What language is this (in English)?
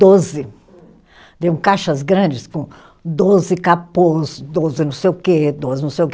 Portuguese